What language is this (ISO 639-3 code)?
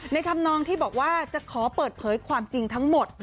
tha